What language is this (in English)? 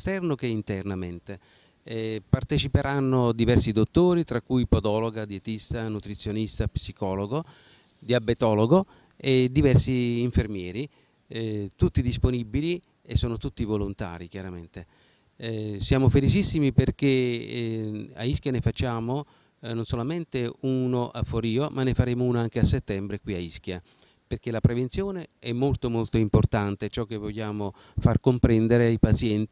Italian